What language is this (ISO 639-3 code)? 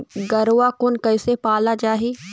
hne